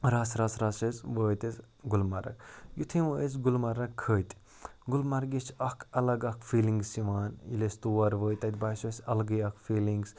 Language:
Kashmiri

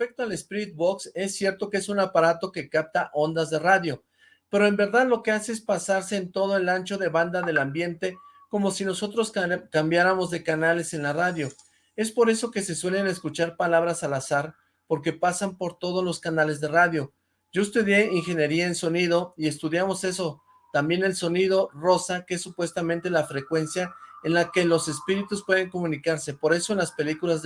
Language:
Spanish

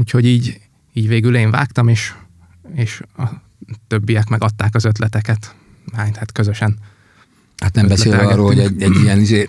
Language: Hungarian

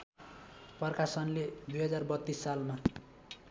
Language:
Nepali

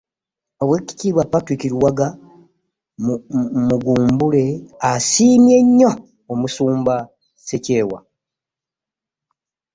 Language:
Ganda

